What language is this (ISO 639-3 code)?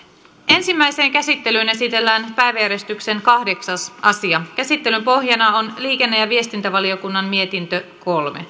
fin